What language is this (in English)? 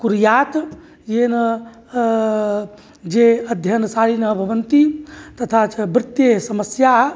Sanskrit